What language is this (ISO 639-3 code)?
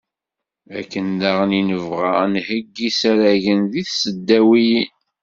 kab